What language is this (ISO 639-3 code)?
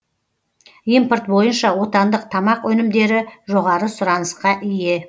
kaz